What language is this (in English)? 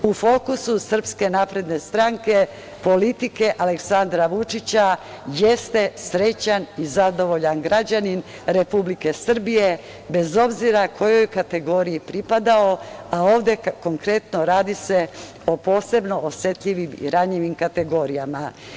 Serbian